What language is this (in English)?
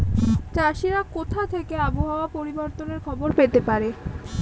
Bangla